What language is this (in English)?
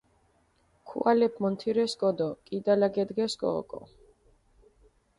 Mingrelian